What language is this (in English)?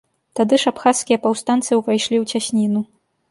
Belarusian